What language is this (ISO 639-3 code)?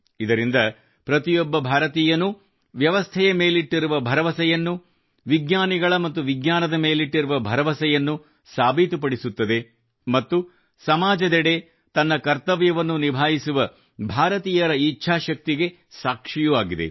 kan